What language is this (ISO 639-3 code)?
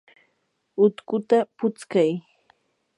qur